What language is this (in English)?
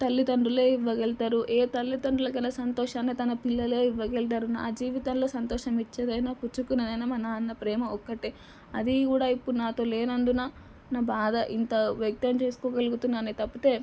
Telugu